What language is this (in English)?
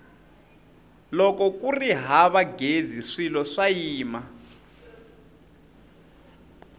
Tsonga